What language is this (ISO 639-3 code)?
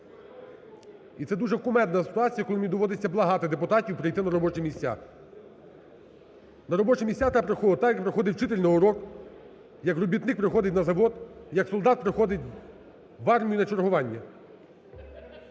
ukr